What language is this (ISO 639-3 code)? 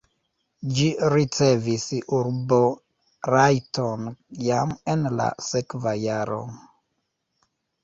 epo